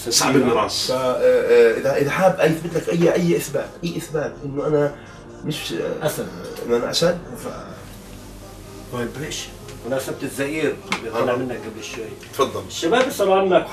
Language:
Arabic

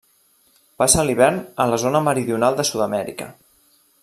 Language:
Catalan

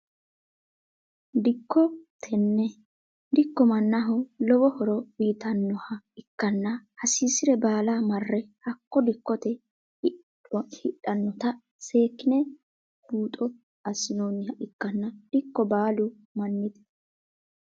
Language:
Sidamo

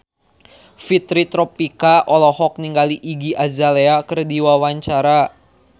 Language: Sundanese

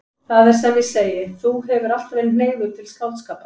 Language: Icelandic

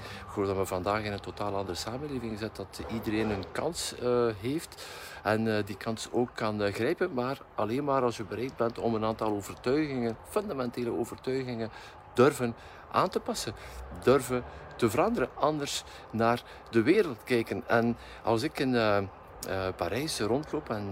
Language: Dutch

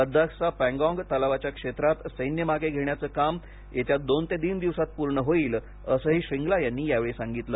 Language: Marathi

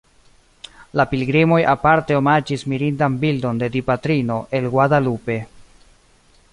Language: Esperanto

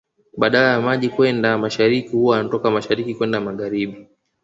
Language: Swahili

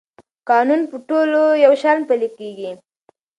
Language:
Pashto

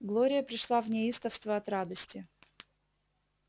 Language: Russian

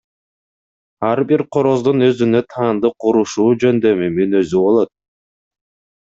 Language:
Kyrgyz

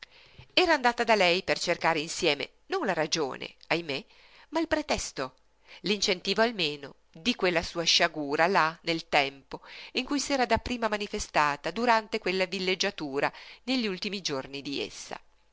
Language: Italian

